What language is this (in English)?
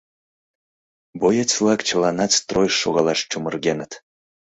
Mari